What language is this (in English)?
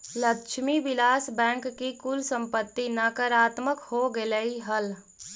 Magahi